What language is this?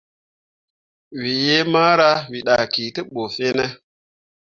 Mundang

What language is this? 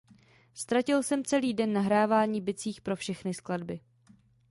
Czech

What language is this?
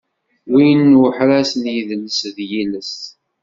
Kabyle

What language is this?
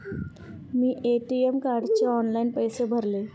Marathi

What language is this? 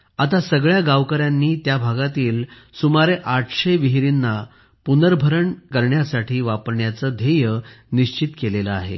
Marathi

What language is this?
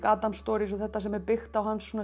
Icelandic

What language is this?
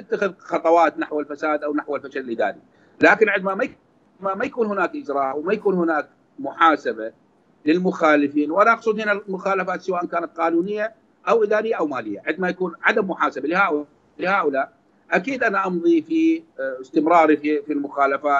Arabic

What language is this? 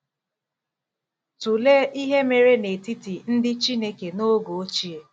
Igbo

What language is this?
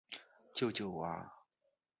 Chinese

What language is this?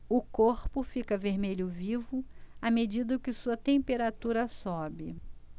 Portuguese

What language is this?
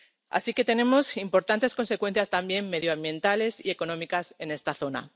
Spanish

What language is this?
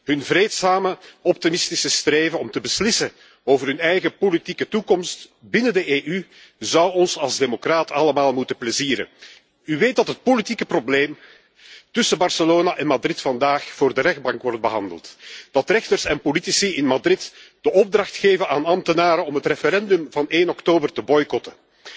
Dutch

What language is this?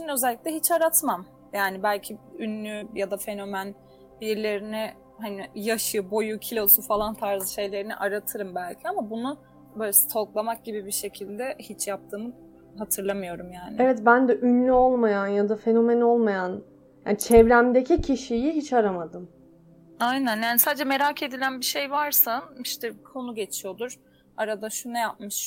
Turkish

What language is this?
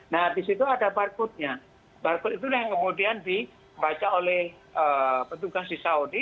Indonesian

